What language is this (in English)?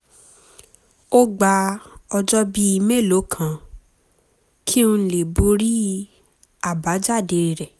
Yoruba